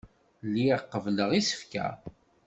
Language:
Kabyle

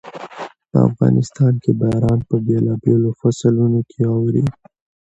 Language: Pashto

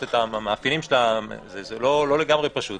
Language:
Hebrew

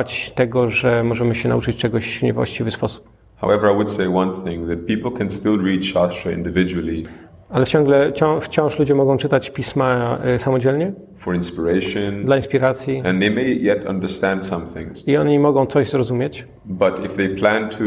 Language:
Polish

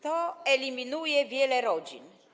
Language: Polish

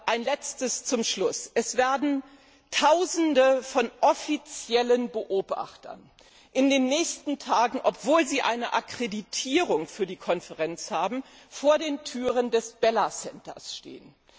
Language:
German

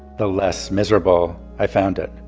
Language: English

